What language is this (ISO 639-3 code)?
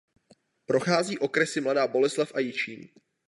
ces